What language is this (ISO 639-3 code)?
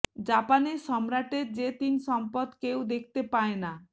ben